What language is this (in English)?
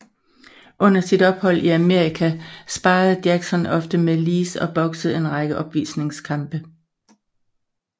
Danish